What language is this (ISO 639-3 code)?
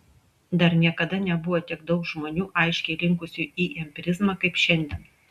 lit